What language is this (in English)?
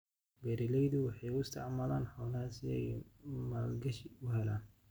Somali